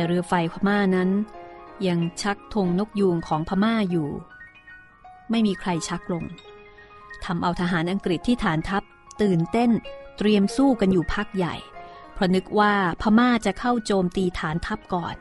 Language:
Thai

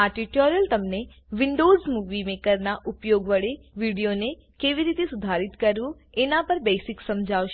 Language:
Gujarati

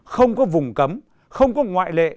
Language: Vietnamese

